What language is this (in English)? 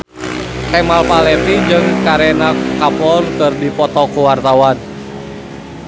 Sundanese